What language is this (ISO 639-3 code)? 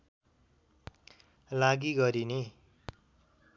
nep